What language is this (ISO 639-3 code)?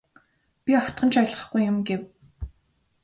mon